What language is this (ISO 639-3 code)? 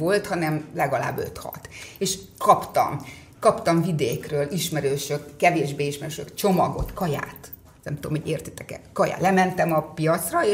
hun